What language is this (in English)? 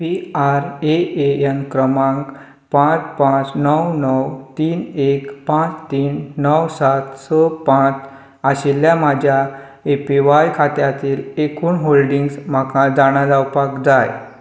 Konkani